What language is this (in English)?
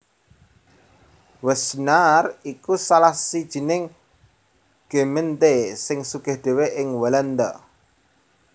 Javanese